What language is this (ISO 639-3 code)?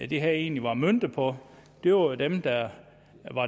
dan